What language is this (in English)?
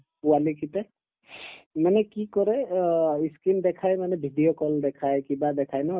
Assamese